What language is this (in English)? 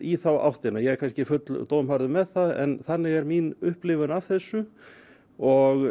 Icelandic